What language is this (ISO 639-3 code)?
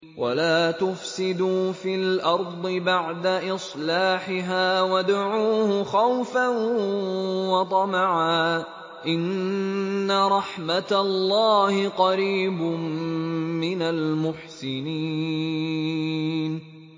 ara